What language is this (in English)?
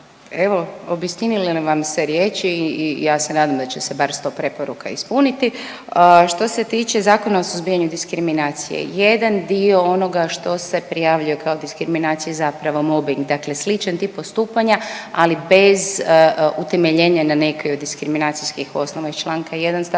Croatian